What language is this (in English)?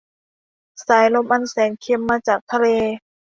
Thai